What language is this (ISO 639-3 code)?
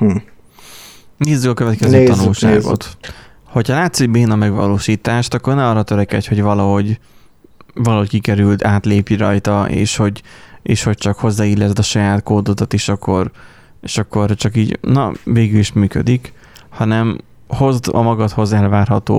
hun